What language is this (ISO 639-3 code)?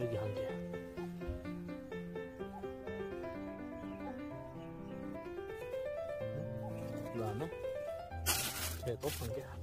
kor